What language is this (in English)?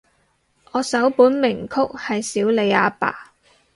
Cantonese